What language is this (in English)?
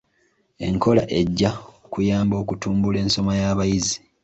Ganda